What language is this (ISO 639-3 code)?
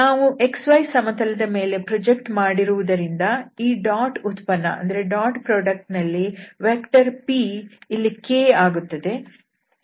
kan